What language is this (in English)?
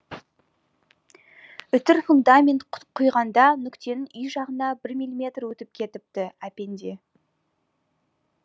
Kazakh